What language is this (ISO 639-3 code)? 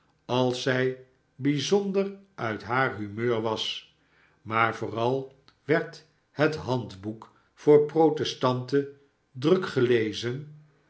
nld